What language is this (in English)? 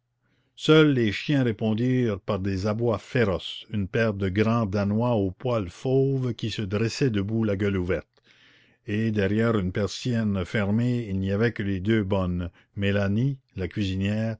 French